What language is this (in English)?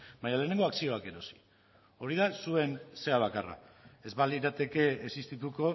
Basque